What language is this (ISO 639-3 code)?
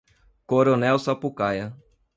por